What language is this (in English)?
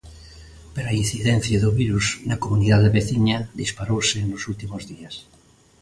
Galician